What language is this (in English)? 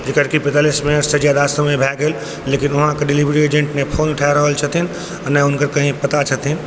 Maithili